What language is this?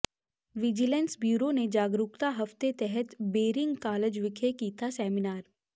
Punjabi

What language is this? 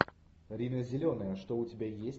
Russian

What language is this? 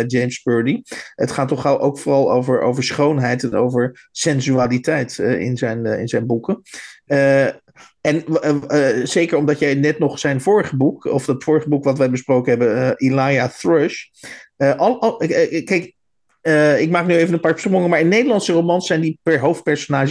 Dutch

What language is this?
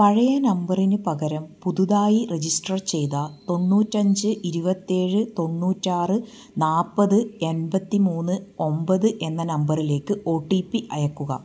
Malayalam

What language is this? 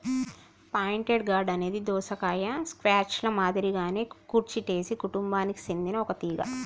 Telugu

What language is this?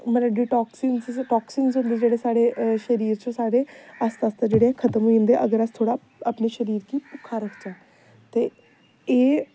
Dogri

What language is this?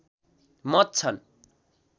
Nepali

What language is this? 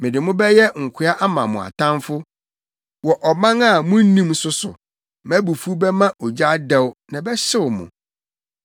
Akan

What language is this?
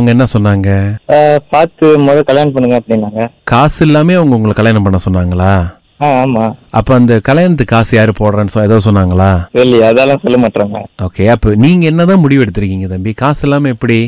Tamil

